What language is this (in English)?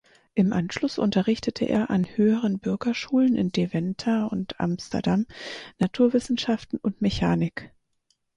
German